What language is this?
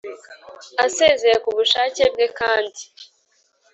Kinyarwanda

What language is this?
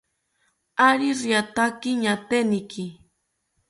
South Ucayali Ashéninka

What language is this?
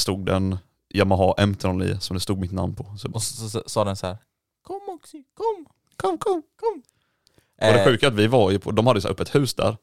Swedish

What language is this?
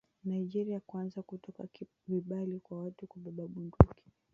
Swahili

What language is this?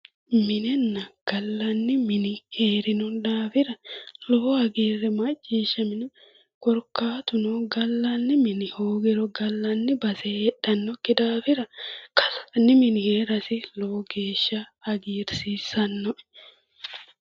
Sidamo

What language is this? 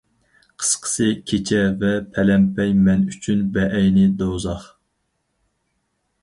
Uyghur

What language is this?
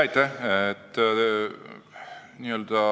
Estonian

